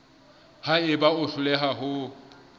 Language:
Southern Sotho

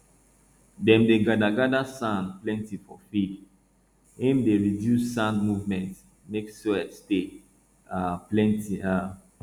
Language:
Nigerian Pidgin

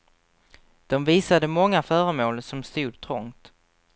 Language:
Swedish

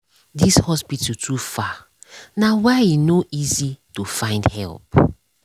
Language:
Nigerian Pidgin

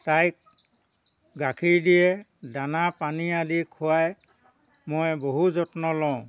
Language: Assamese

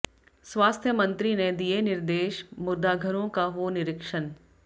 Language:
Hindi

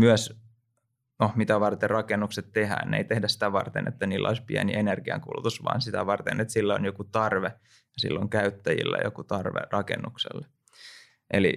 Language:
Finnish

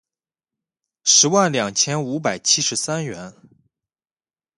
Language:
Chinese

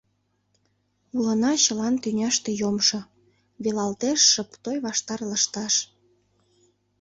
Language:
Mari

